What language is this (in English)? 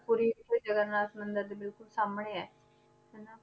Punjabi